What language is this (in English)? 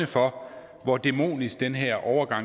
Danish